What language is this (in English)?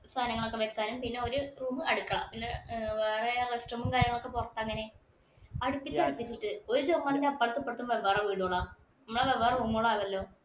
Malayalam